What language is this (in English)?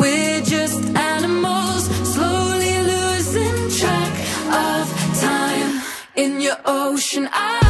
Italian